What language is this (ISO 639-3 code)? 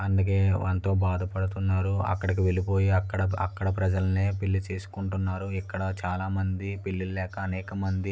tel